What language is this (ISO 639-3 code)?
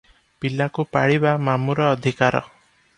ori